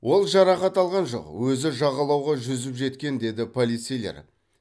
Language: Kazakh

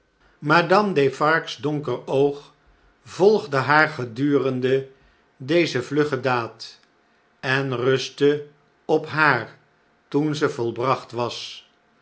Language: Dutch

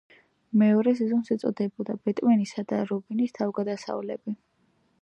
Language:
Georgian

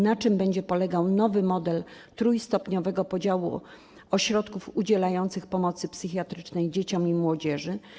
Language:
Polish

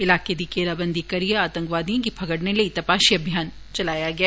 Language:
Dogri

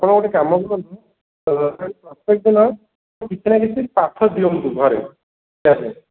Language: Odia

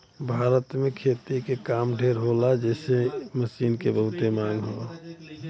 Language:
Bhojpuri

